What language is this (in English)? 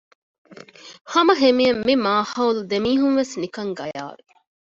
Divehi